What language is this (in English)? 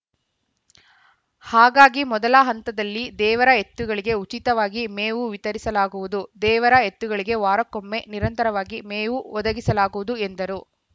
Kannada